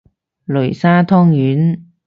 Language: Cantonese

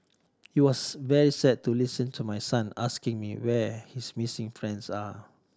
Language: English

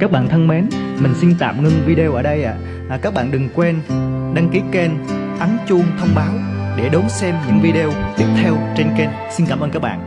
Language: Vietnamese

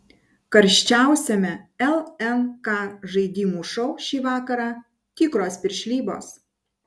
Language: Lithuanian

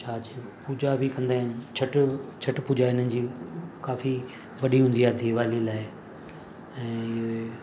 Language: Sindhi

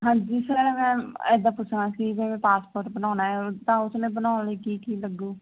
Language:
Punjabi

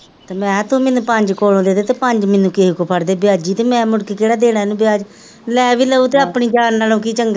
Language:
Punjabi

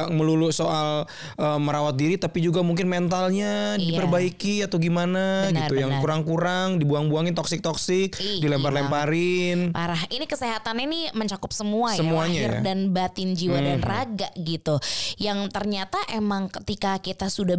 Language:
Indonesian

